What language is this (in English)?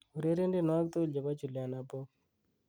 Kalenjin